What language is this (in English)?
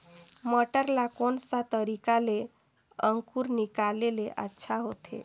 Chhattisgarhi